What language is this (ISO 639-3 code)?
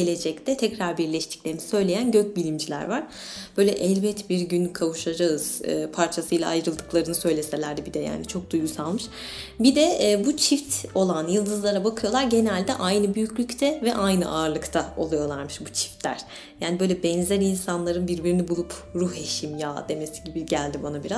tur